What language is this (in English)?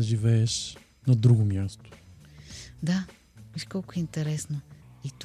Bulgarian